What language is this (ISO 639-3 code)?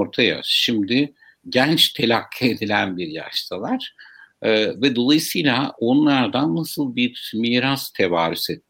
tur